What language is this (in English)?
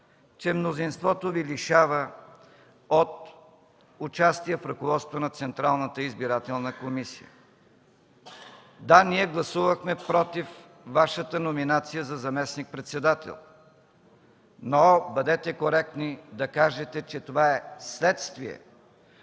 Bulgarian